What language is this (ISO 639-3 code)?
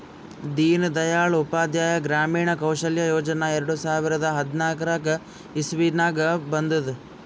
kan